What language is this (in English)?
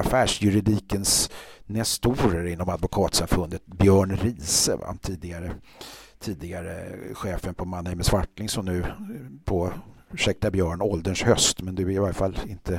Swedish